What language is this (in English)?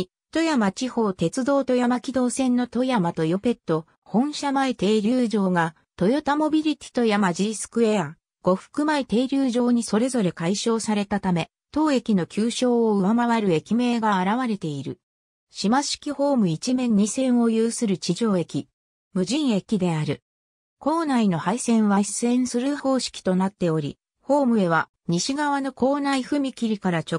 Japanese